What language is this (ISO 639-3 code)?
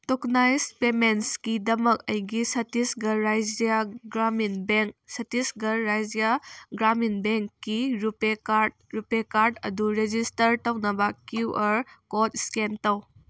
mni